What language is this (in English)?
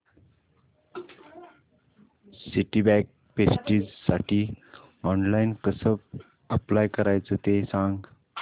Marathi